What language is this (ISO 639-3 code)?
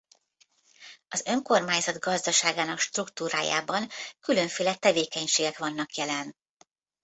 hun